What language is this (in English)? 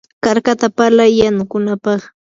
Yanahuanca Pasco Quechua